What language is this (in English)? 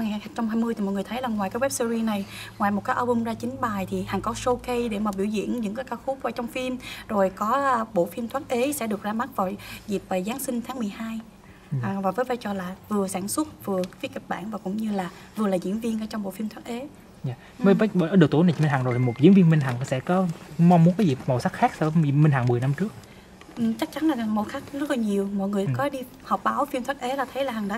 Vietnamese